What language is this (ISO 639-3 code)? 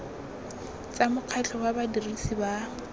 tsn